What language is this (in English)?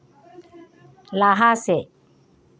Santali